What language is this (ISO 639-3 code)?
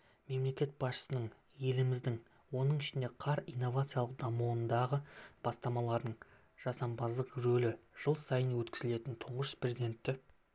kaz